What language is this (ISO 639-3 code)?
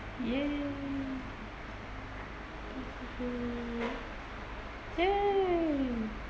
eng